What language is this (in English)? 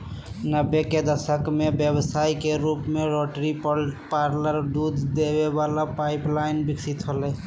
Magahi